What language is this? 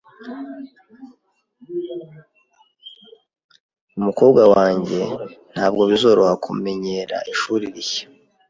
Kinyarwanda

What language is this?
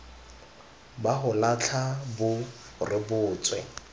Tswana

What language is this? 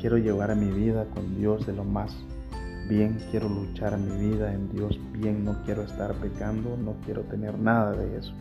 Spanish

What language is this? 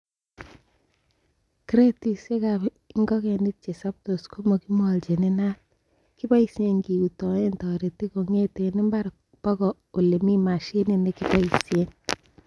Kalenjin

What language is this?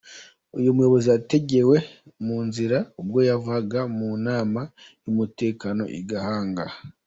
Kinyarwanda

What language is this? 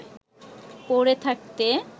Bangla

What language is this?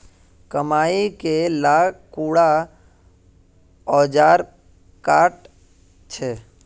Magahi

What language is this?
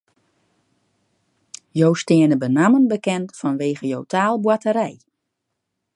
Western Frisian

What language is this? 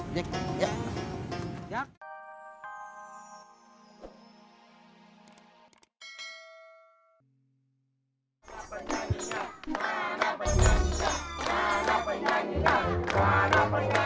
Indonesian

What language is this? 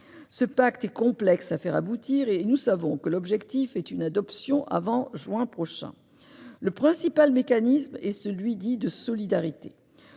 French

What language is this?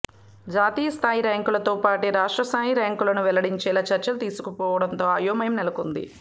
Telugu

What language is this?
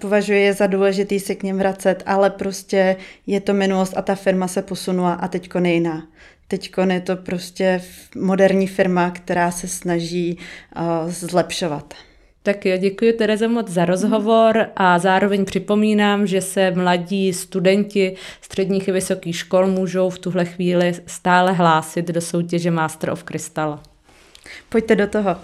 Czech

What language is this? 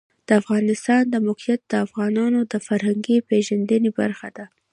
Pashto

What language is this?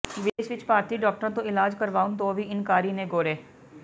Punjabi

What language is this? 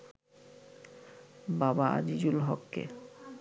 Bangla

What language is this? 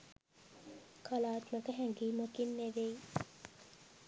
Sinhala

